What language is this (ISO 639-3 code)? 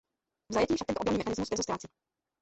ces